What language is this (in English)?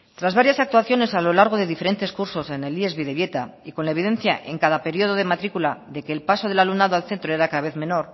Spanish